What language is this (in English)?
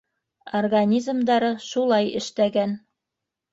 Bashkir